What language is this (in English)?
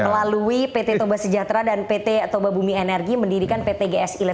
Indonesian